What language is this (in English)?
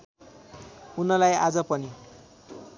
Nepali